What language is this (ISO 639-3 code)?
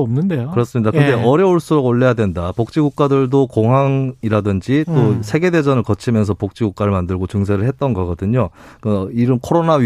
kor